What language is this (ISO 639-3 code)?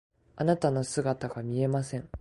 jpn